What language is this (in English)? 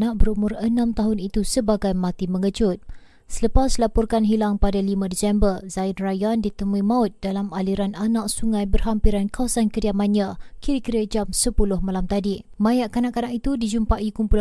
Malay